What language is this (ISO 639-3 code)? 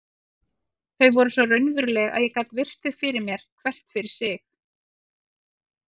isl